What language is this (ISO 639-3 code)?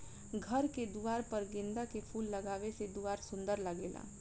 bho